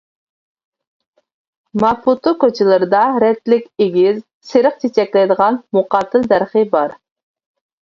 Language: Uyghur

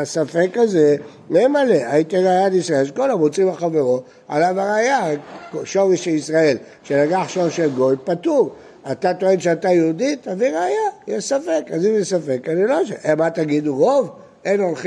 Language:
Hebrew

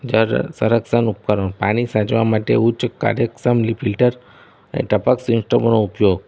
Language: Gujarati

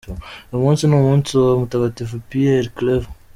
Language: Kinyarwanda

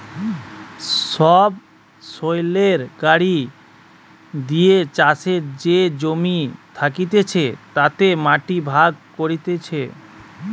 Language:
Bangla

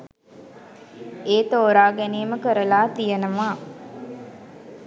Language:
Sinhala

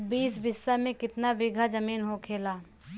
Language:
Bhojpuri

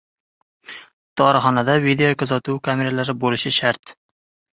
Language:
Uzbek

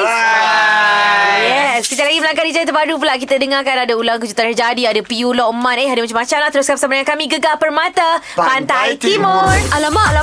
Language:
Malay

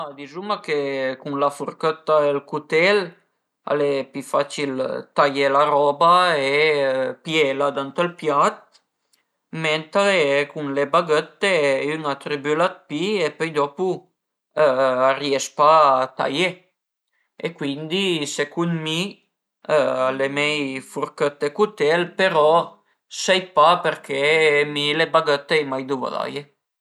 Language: Piedmontese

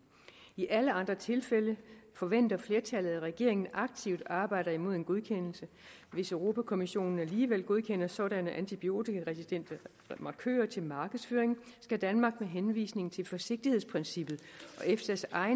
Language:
Danish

